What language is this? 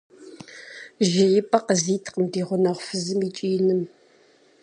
Kabardian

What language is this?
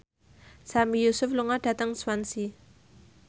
Javanese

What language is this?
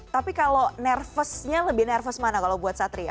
Indonesian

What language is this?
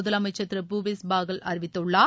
Tamil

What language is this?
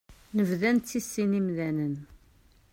Kabyle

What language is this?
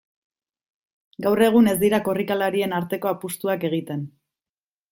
Basque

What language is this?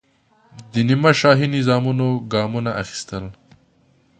Pashto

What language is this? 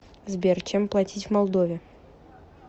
Russian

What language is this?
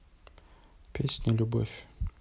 Russian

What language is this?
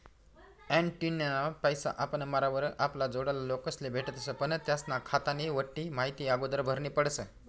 Marathi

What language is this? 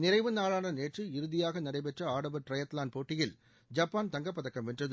Tamil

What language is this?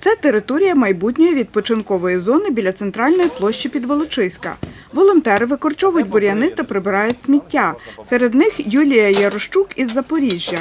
Ukrainian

